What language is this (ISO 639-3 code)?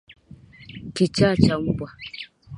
swa